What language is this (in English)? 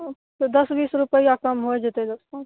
Maithili